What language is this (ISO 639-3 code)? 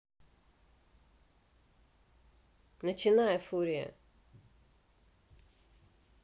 rus